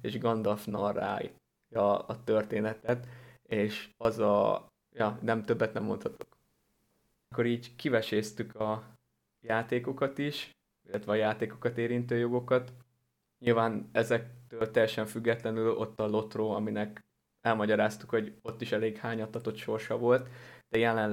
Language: Hungarian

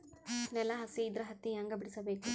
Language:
Kannada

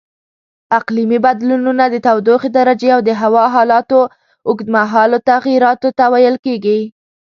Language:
Pashto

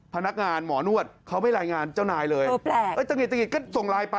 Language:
Thai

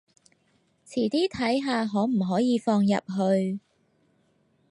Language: Cantonese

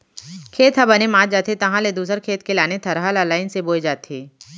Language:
Chhattisgarhi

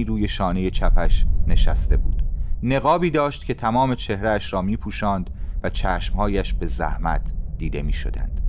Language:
Persian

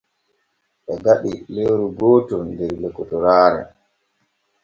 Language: Borgu Fulfulde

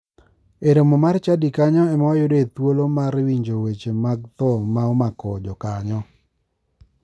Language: Luo (Kenya and Tanzania)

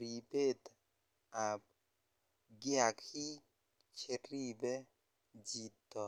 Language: Kalenjin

